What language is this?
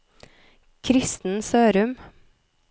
Norwegian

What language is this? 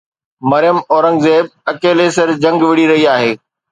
Sindhi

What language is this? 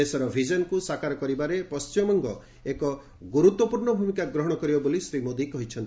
Odia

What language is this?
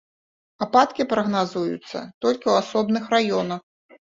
Belarusian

